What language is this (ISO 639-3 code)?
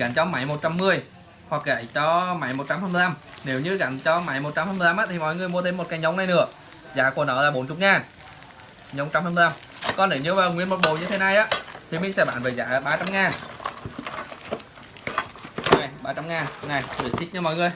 vie